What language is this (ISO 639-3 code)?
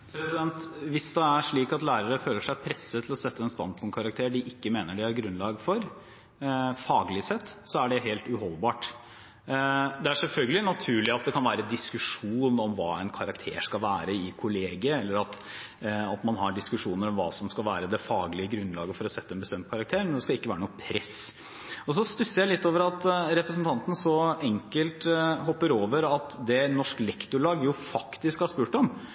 nob